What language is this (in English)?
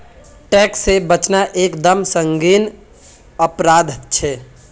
Magahi